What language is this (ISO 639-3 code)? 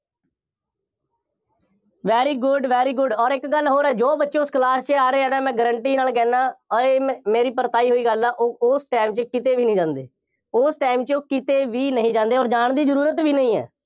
pan